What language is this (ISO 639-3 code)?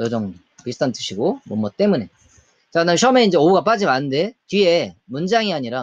kor